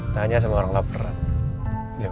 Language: Indonesian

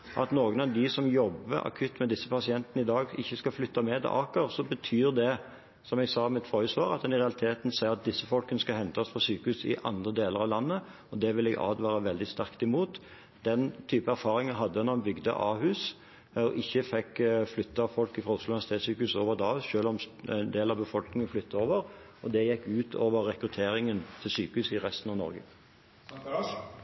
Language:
Norwegian Bokmål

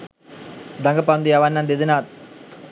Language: Sinhala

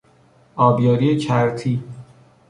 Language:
Persian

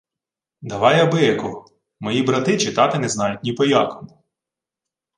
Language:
Ukrainian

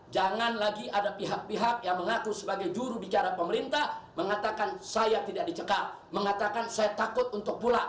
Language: Indonesian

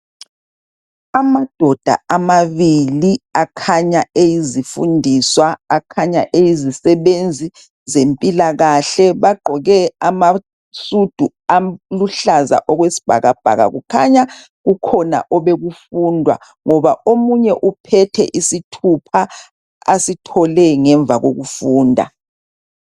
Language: North Ndebele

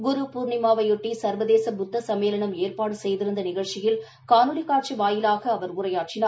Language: Tamil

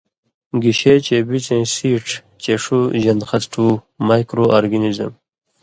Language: Indus Kohistani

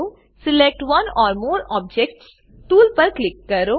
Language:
Gujarati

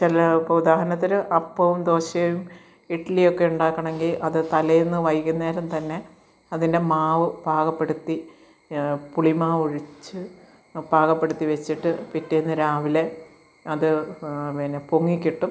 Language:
Malayalam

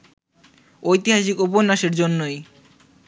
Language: Bangla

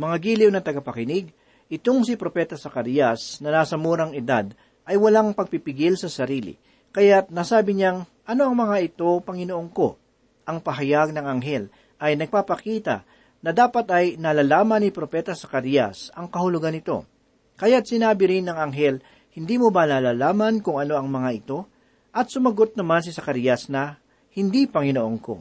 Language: Filipino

